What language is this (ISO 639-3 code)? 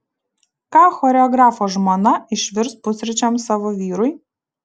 lit